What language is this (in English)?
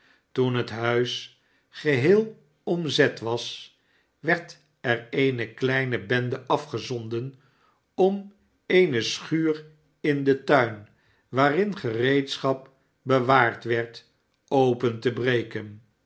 Dutch